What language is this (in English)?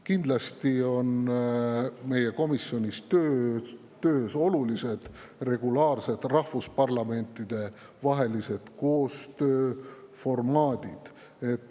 Estonian